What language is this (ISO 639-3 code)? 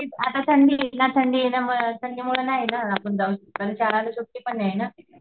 mar